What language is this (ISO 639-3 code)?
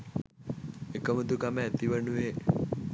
sin